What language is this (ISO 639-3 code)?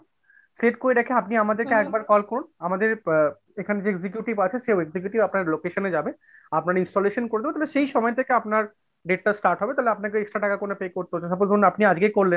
ben